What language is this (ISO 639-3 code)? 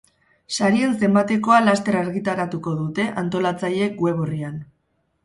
eus